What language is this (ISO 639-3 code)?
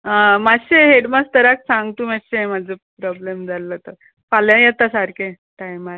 kok